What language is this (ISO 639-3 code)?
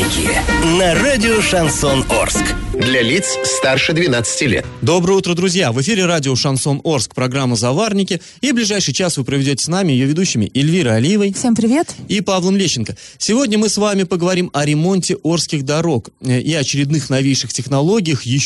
rus